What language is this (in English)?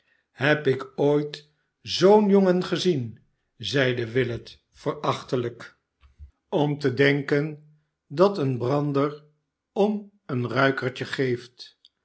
Dutch